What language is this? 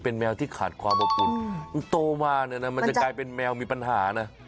Thai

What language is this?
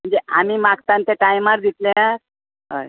Konkani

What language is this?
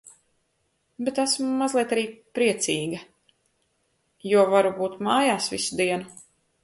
Latvian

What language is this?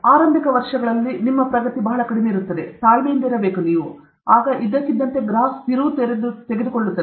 Kannada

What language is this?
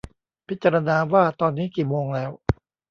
Thai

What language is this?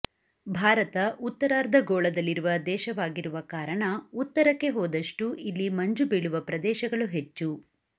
Kannada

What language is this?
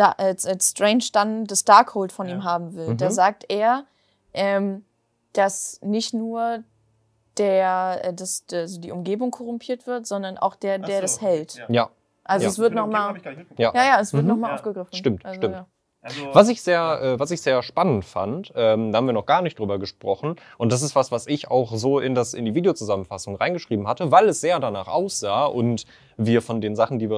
German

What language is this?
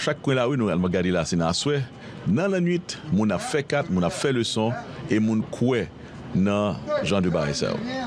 French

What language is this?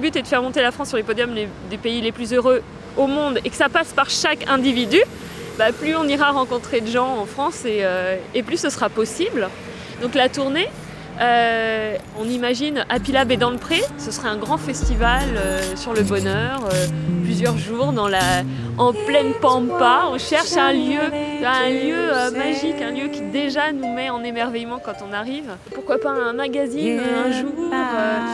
French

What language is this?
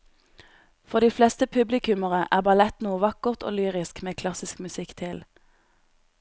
Norwegian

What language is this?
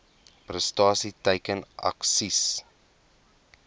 Afrikaans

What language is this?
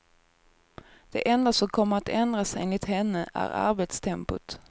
Swedish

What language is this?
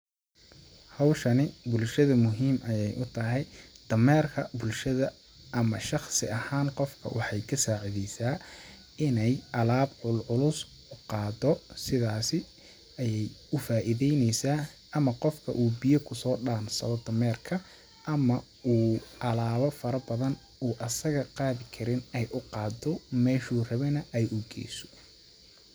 Somali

